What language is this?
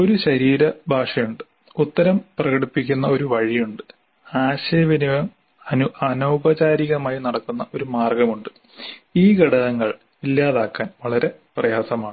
Malayalam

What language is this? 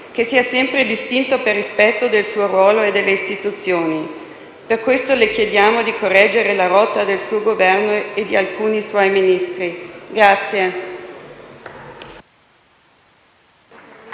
Italian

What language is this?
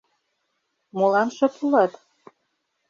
Mari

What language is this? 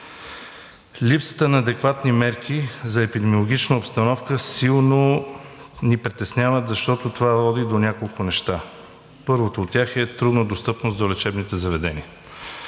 Bulgarian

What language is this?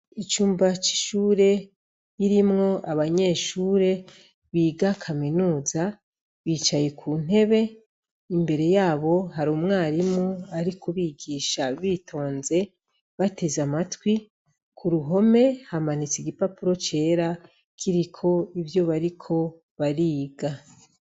Rundi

